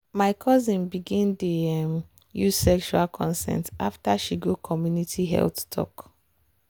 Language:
Nigerian Pidgin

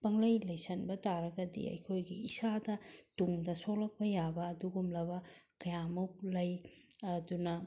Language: Manipuri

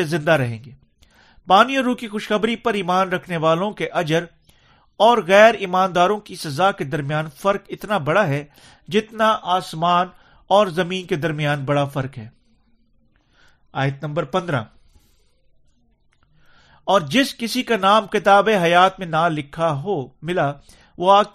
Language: Urdu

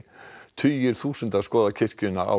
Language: Icelandic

